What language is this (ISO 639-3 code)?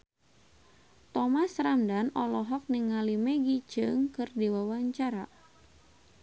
sun